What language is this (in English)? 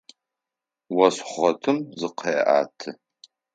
Adyghe